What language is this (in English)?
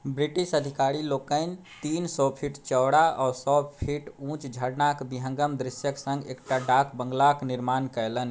Maithili